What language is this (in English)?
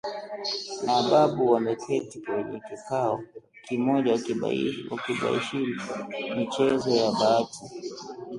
Swahili